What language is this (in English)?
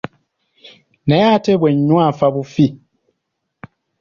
Ganda